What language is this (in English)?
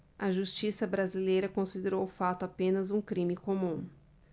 Portuguese